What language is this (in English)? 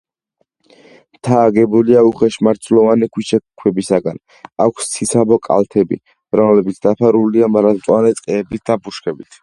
Georgian